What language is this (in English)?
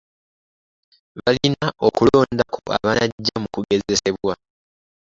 Ganda